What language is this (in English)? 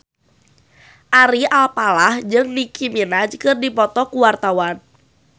Sundanese